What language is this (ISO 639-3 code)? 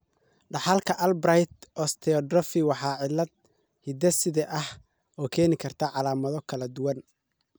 som